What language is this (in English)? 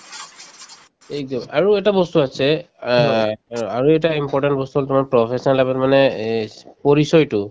Assamese